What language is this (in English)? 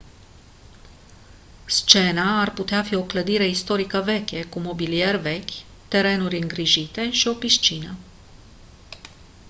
Romanian